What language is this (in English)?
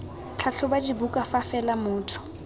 Tswana